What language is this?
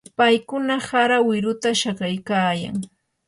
Yanahuanca Pasco Quechua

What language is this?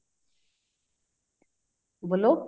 Punjabi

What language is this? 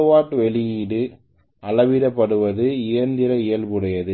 Tamil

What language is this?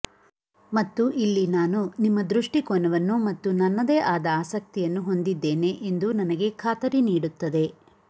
Kannada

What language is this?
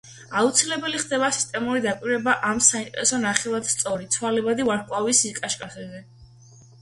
Georgian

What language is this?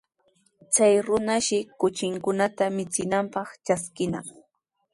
Sihuas Ancash Quechua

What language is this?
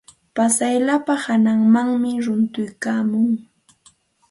Santa Ana de Tusi Pasco Quechua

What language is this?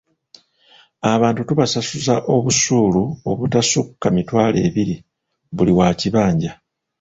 Ganda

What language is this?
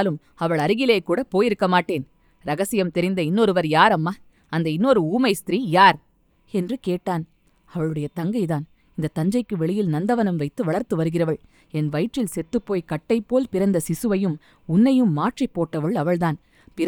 Tamil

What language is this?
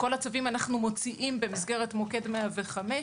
Hebrew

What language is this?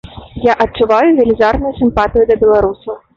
Belarusian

